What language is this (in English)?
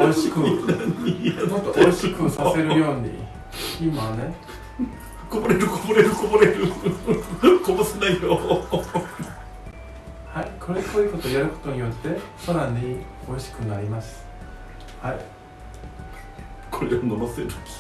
Japanese